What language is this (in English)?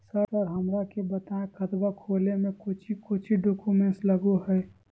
Magahi